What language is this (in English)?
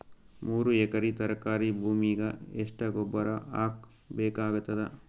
Kannada